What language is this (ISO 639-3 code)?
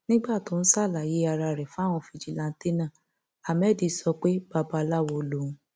yor